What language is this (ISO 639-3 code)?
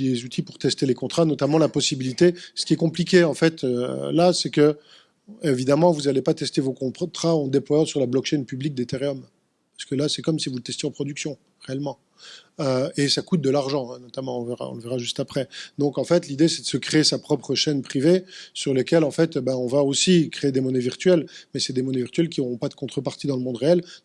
fra